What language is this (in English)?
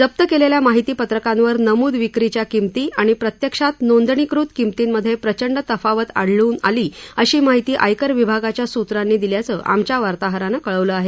Marathi